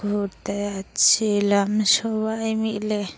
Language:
Bangla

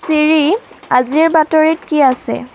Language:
Assamese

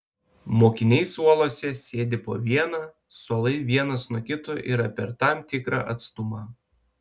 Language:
Lithuanian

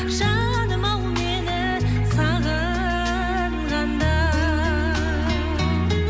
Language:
Kazakh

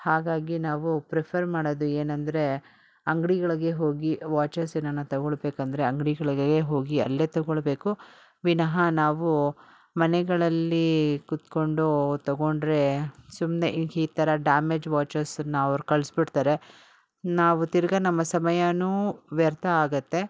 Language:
Kannada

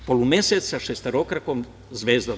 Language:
Serbian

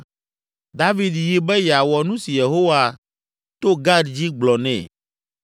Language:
Ewe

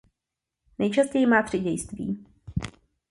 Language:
Czech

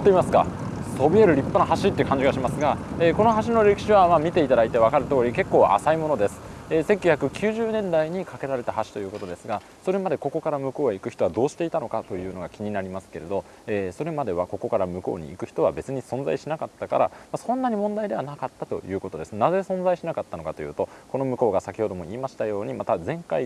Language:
Japanese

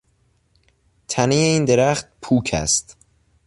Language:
Persian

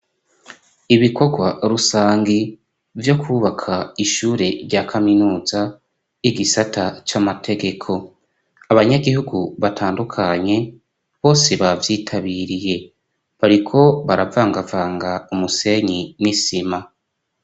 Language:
Rundi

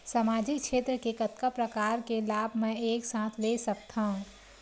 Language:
Chhattisgarhi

